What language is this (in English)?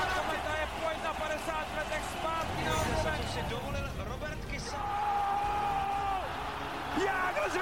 Czech